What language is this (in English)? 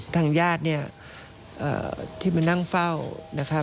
Thai